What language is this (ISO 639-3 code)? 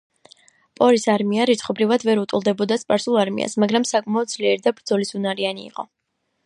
kat